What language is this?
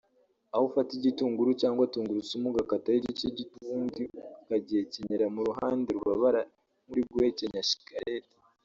Kinyarwanda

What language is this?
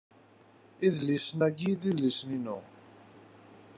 Kabyle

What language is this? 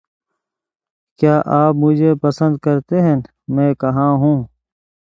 Urdu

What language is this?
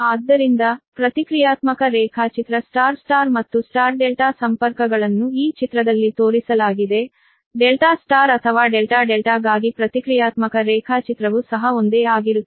Kannada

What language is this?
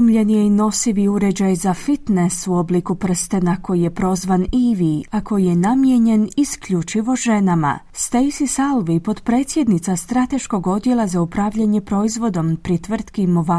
Croatian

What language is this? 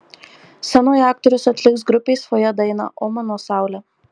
Lithuanian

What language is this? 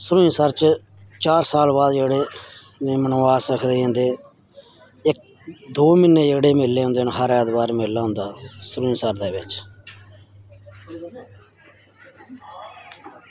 Dogri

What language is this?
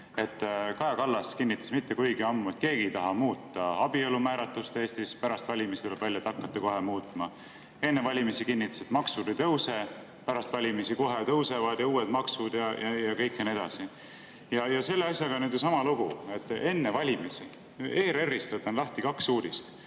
Estonian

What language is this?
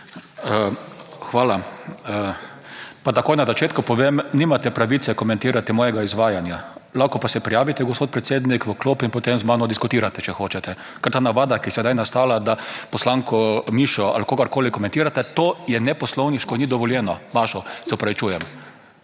Slovenian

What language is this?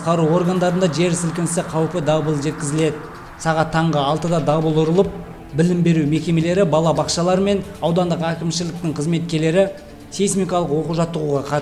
Turkish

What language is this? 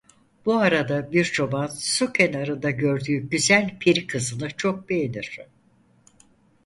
Turkish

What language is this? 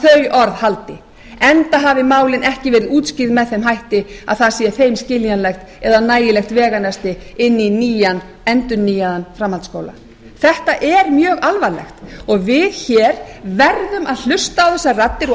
Icelandic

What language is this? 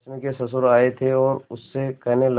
Hindi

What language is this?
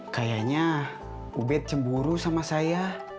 Indonesian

